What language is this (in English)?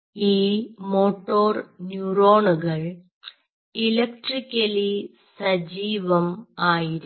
Malayalam